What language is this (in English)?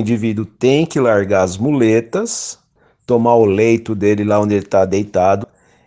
Portuguese